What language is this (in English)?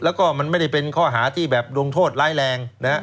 Thai